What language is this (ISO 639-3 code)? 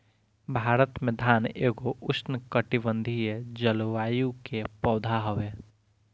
bho